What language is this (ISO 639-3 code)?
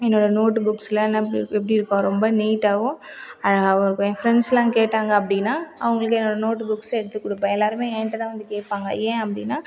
tam